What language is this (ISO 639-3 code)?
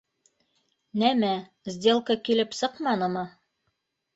bak